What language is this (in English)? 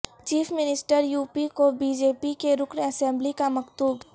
Urdu